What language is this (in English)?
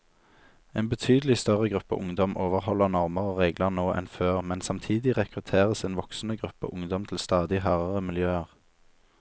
Norwegian